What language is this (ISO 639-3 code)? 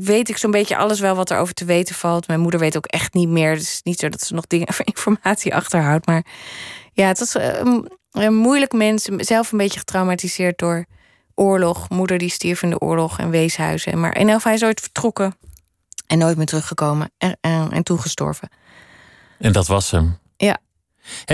nld